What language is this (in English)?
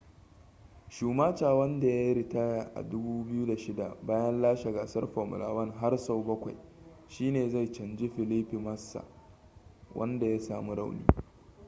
Hausa